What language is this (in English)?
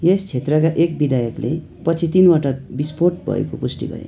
Nepali